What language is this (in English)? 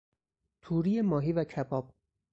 Persian